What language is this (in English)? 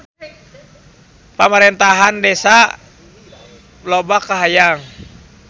Sundanese